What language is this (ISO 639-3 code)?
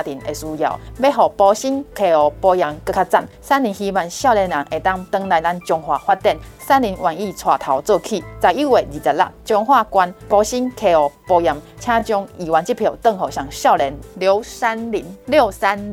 zho